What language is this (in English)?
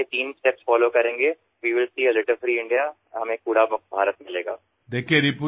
Assamese